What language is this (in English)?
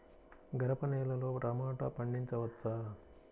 Telugu